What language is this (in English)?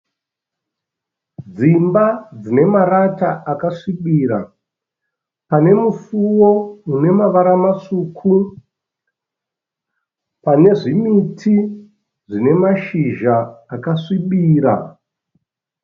Shona